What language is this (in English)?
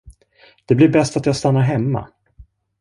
Swedish